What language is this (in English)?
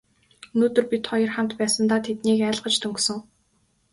Mongolian